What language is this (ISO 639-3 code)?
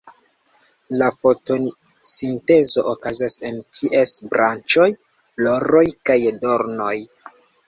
epo